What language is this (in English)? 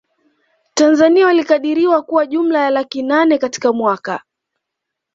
Swahili